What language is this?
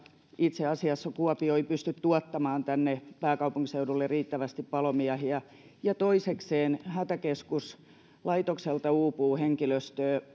Finnish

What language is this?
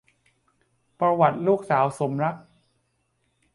Thai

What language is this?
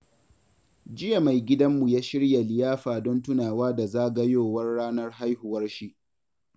Hausa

